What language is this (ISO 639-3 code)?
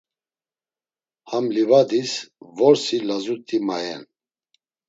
lzz